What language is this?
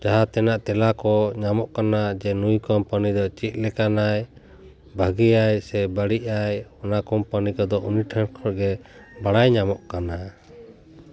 Santali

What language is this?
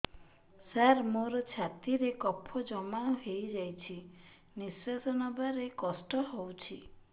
Odia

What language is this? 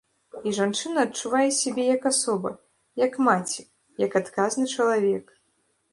Belarusian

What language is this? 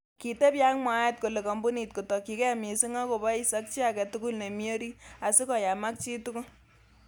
Kalenjin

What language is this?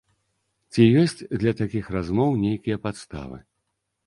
Belarusian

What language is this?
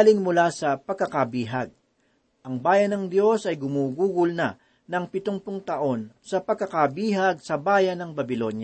Filipino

